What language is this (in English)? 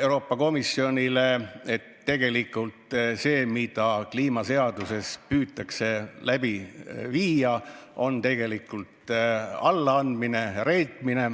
Estonian